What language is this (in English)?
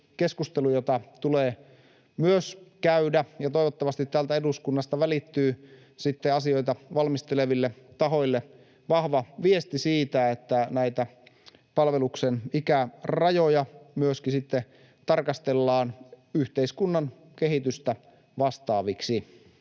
Finnish